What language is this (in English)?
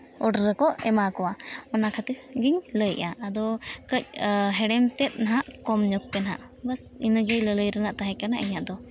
Santali